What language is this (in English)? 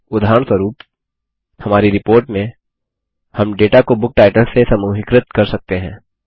Hindi